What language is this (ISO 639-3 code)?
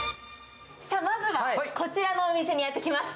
jpn